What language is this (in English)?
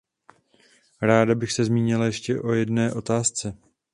Czech